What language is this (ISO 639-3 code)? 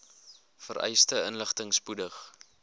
afr